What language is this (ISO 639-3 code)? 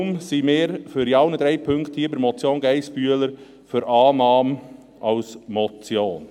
gsw